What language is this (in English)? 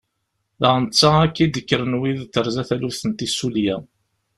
Kabyle